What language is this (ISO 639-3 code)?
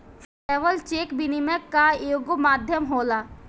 bho